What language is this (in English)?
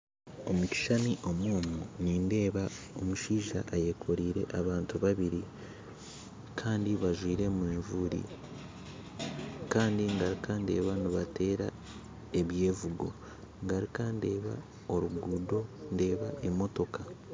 Nyankole